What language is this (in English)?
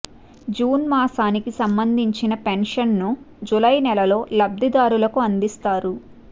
Telugu